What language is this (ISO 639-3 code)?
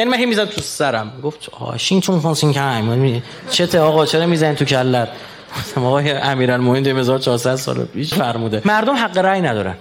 fas